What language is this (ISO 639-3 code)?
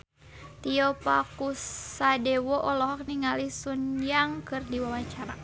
sun